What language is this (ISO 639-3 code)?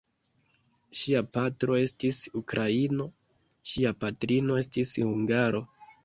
epo